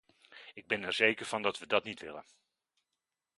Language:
Dutch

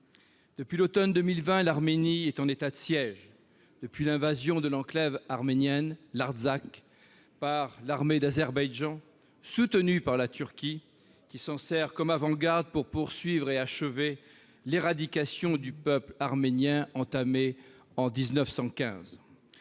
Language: French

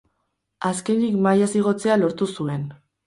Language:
Basque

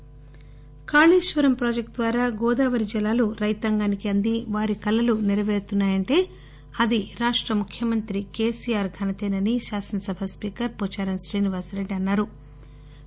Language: Telugu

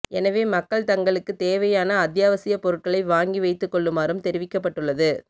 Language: Tamil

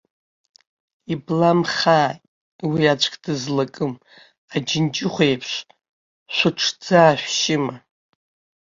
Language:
Abkhazian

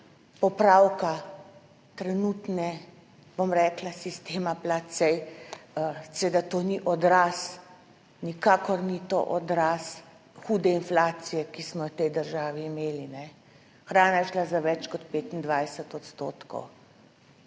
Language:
Slovenian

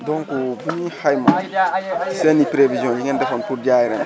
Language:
Wolof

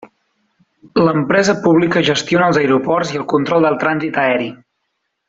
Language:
Catalan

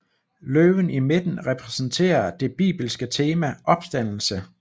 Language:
Danish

